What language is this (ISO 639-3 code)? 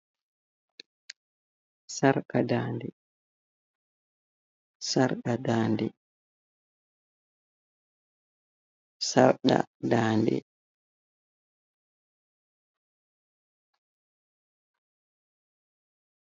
ful